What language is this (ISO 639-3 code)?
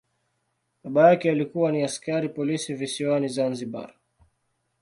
swa